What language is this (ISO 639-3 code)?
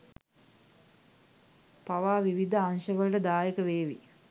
sin